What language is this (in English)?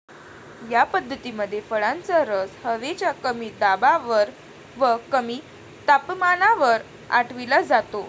Marathi